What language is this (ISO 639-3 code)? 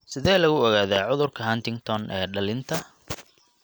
som